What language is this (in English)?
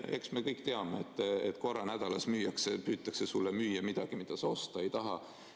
Estonian